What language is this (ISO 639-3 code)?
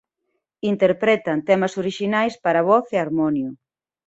glg